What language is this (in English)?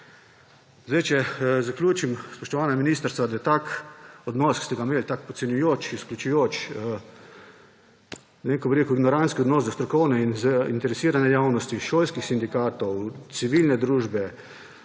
Slovenian